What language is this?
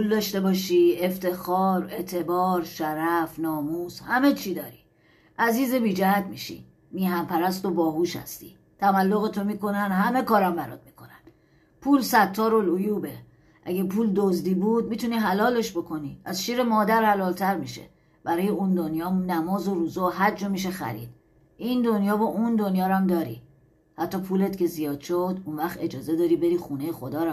Persian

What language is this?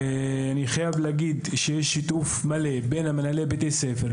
Hebrew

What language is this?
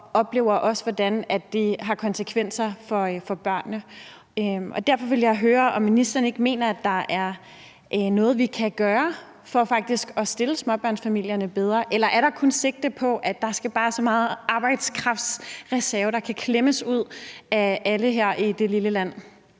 Danish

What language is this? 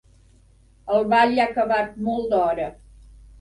Catalan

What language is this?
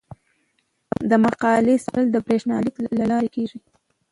Pashto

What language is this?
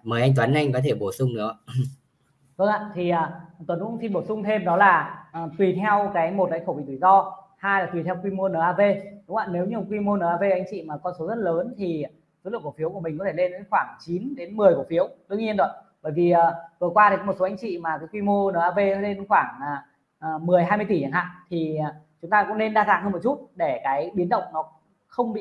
Vietnamese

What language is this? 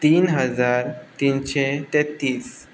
Konkani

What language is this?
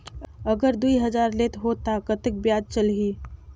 Chhattisgarhi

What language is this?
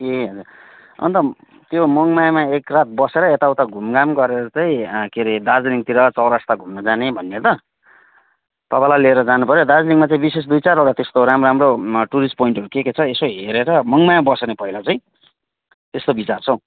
Nepali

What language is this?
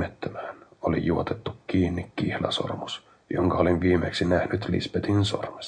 Finnish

